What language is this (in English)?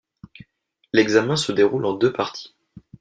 French